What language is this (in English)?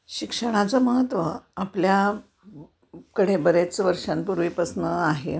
Marathi